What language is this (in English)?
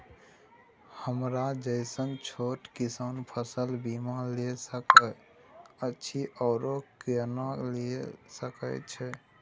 Maithili